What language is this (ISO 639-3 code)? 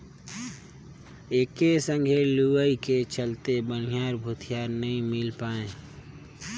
hne